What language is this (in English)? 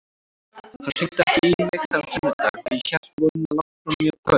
Icelandic